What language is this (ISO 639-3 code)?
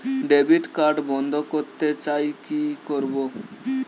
ben